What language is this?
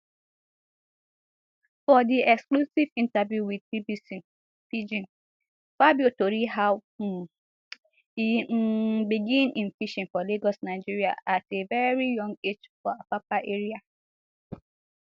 Nigerian Pidgin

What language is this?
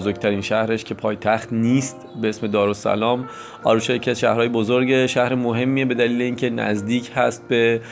Persian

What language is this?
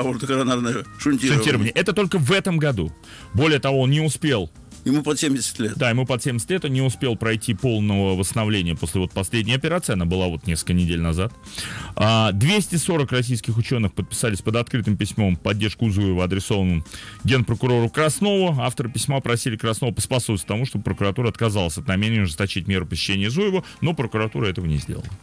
Russian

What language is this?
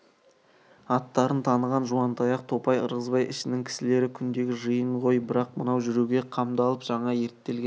Kazakh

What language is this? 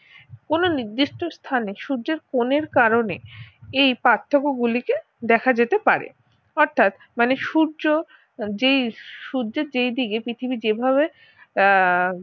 Bangla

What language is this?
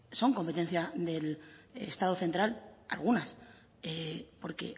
Spanish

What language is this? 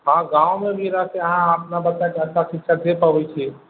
Maithili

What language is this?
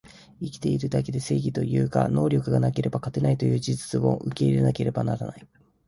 Japanese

